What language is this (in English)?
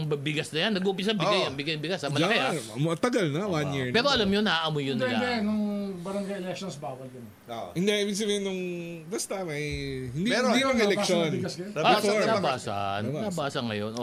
Filipino